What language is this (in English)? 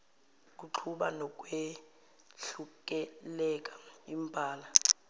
Zulu